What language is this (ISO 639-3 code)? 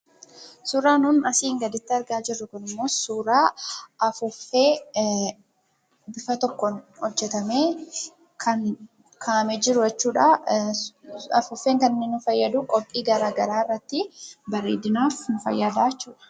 orm